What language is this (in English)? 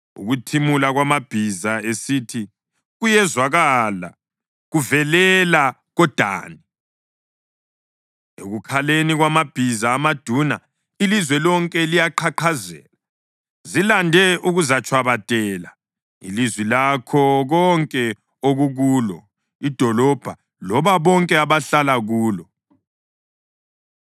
North Ndebele